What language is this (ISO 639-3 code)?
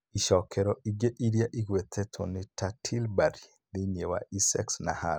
kik